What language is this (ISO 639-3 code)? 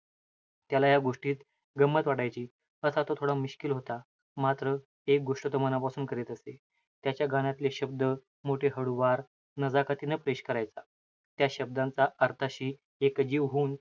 mar